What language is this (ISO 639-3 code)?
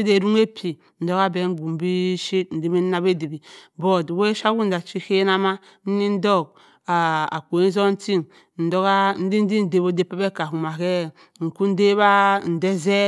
mfn